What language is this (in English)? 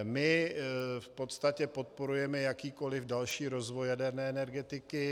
Czech